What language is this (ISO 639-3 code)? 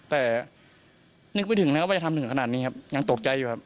tha